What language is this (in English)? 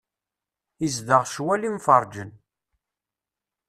Kabyle